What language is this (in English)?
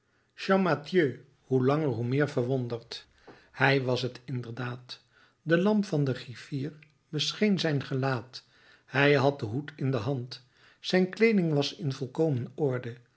Dutch